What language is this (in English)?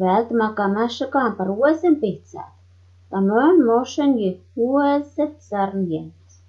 Finnish